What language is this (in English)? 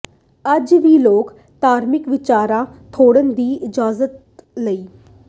Punjabi